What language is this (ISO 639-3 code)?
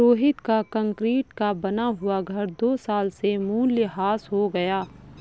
hin